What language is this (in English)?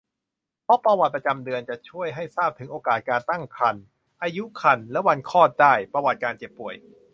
Thai